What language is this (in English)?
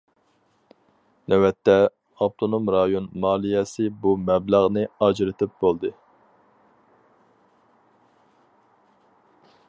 Uyghur